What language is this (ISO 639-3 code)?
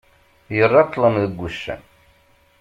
kab